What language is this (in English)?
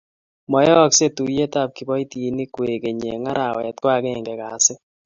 Kalenjin